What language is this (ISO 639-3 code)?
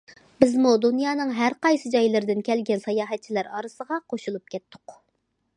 uig